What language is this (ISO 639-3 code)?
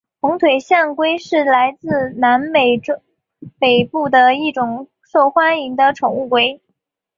zho